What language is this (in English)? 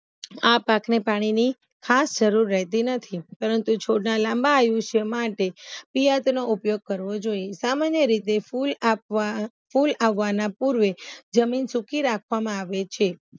Gujarati